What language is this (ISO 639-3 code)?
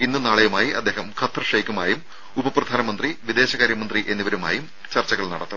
mal